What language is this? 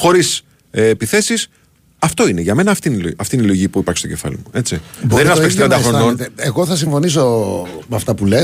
Greek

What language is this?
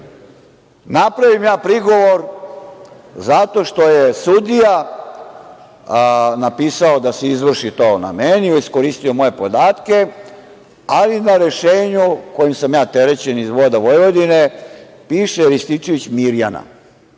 Serbian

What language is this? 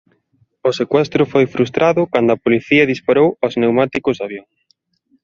Galician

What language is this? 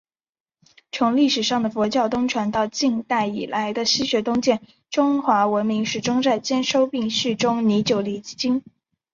Chinese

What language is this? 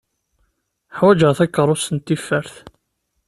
Kabyle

